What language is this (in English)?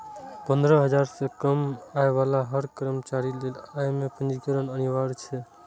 Maithili